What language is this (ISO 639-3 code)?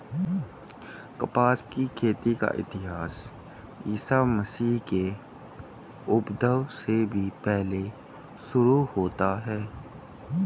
hin